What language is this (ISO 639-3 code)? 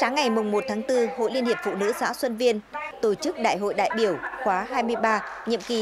vie